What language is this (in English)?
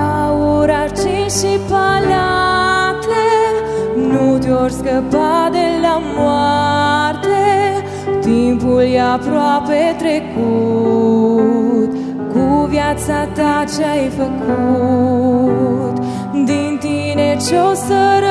Romanian